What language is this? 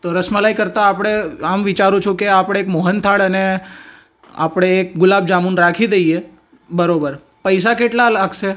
Gujarati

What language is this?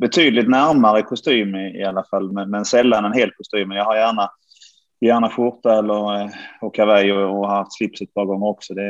Swedish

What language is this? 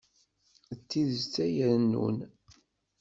Kabyle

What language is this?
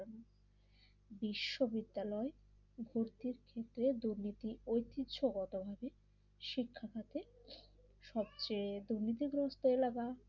Bangla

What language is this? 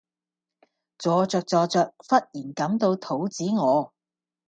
Cantonese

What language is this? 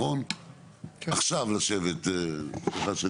Hebrew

